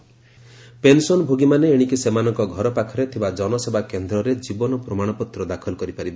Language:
Odia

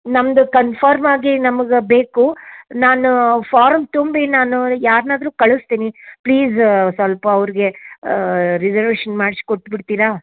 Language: Kannada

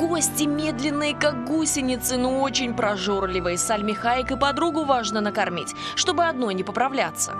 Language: Russian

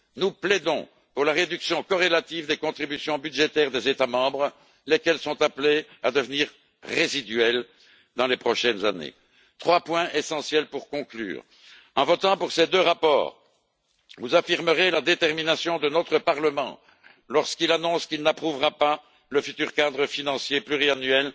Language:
French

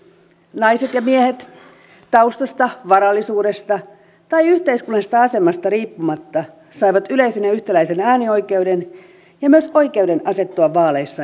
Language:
Finnish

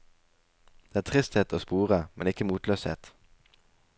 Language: Norwegian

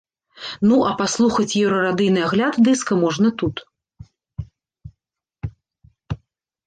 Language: Belarusian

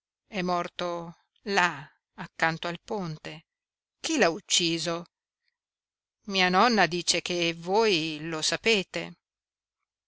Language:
Italian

